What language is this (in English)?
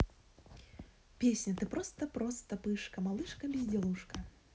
Russian